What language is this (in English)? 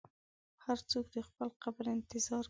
Pashto